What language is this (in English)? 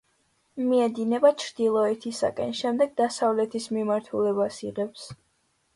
Georgian